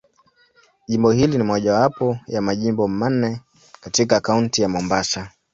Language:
Swahili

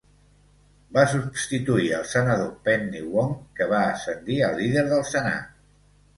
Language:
Catalan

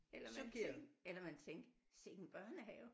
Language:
Danish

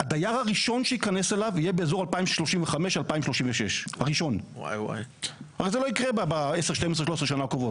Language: Hebrew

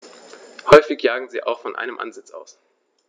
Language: German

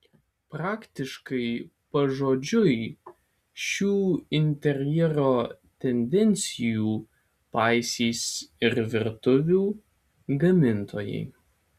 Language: Lithuanian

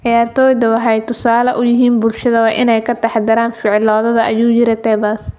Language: Somali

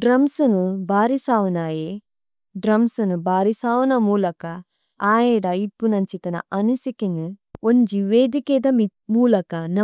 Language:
Tulu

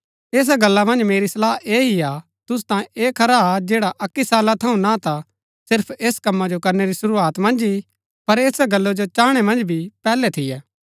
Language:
Gaddi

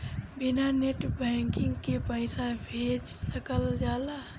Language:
Bhojpuri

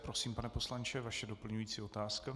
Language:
Czech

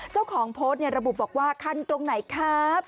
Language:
Thai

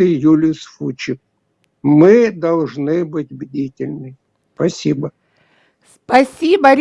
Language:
Russian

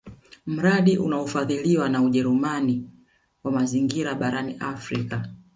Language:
Swahili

